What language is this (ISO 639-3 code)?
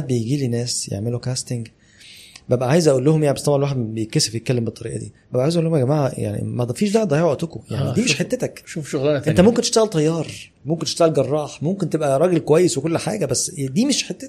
ara